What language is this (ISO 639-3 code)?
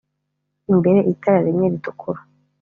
kin